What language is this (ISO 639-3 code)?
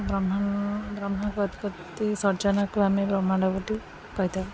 ori